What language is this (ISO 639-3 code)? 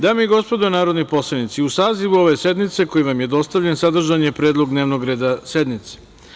srp